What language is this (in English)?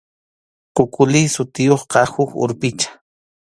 Arequipa-La Unión Quechua